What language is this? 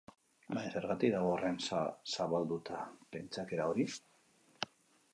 Basque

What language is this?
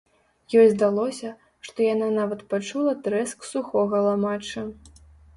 Belarusian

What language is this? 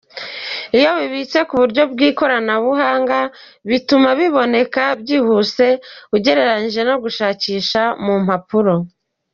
Kinyarwanda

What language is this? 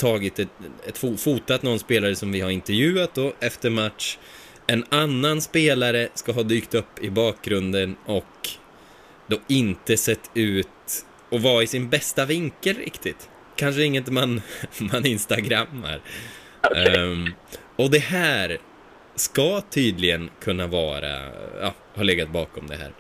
Swedish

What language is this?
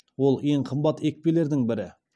Kazakh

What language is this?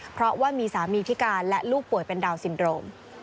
Thai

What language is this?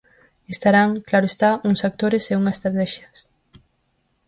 Galician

